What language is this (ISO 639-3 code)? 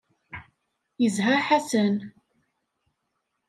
kab